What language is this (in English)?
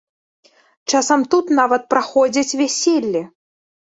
Belarusian